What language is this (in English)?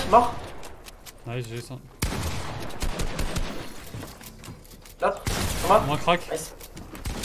French